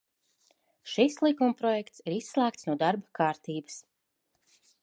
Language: Latvian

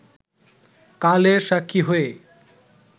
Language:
Bangla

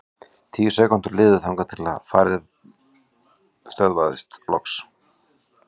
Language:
Icelandic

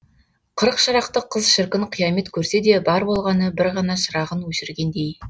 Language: Kazakh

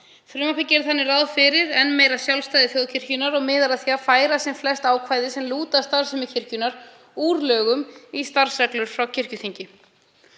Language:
Icelandic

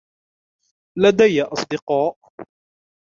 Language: Arabic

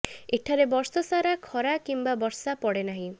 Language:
Odia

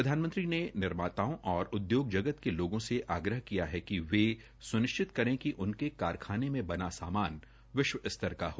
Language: Hindi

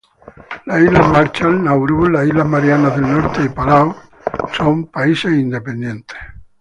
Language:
Spanish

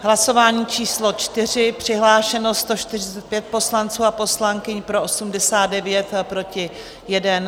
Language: Czech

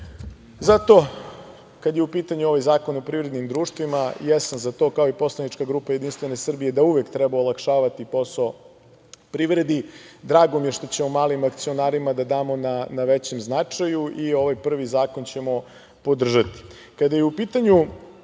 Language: Serbian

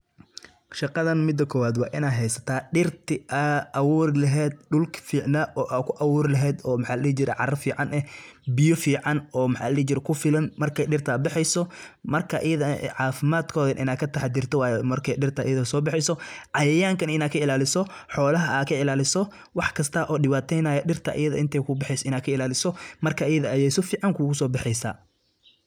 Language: Somali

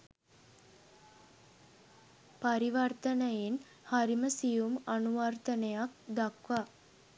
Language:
Sinhala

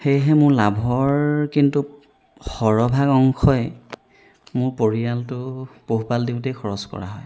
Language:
Assamese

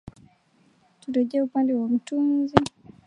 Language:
Swahili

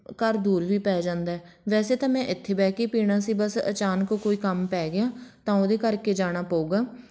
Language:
Punjabi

